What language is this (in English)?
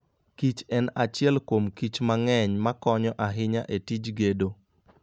Luo (Kenya and Tanzania)